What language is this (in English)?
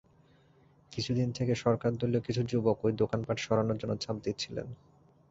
Bangla